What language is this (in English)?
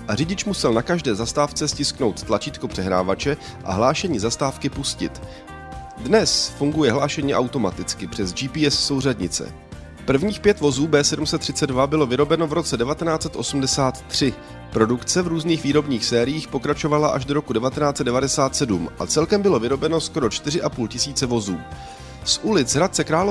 Czech